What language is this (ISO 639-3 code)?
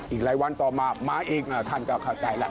tha